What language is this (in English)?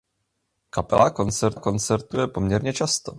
Czech